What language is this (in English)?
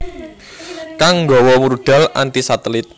Javanese